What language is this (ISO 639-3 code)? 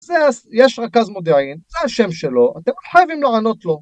heb